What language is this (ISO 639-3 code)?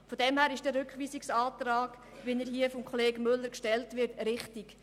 gsw